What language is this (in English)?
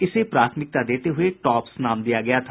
Hindi